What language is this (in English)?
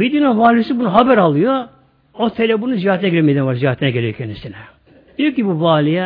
Turkish